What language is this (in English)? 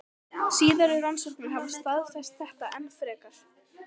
Icelandic